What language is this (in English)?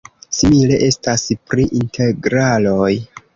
Esperanto